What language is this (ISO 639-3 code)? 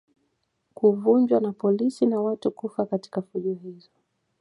swa